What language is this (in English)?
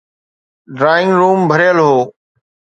Sindhi